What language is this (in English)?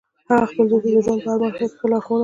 Pashto